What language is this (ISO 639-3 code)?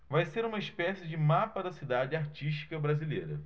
por